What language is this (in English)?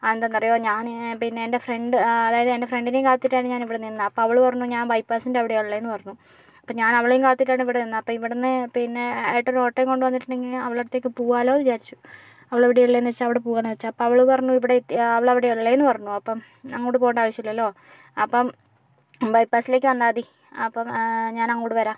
Malayalam